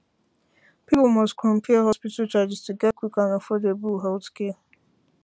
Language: Nigerian Pidgin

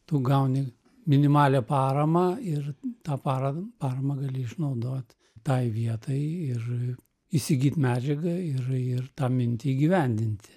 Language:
Lithuanian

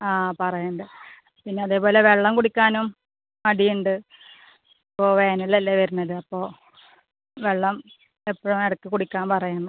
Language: Malayalam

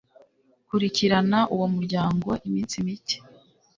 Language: Kinyarwanda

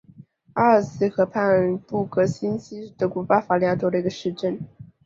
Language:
Chinese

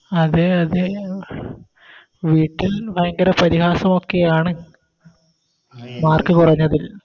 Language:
Malayalam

